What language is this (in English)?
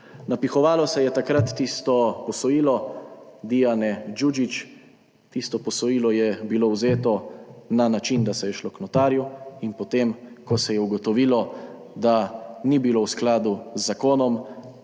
Slovenian